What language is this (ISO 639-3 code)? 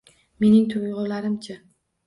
uzb